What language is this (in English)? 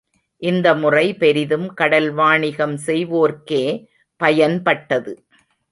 Tamil